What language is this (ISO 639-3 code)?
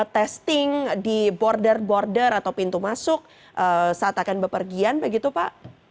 ind